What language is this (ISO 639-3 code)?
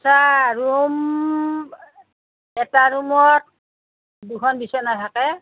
asm